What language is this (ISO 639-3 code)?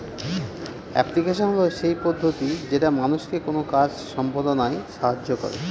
ben